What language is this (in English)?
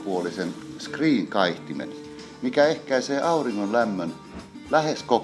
Finnish